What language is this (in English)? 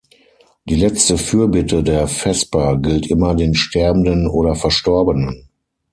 German